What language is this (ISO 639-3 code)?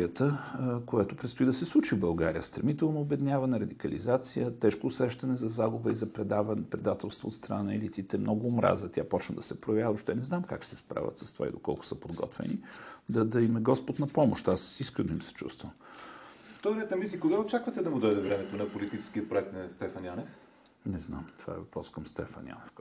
bul